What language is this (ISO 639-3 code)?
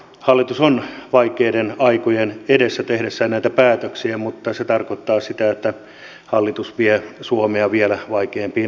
fin